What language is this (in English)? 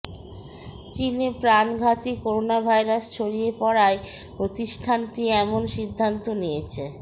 Bangla